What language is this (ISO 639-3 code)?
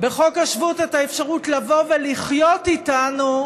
heb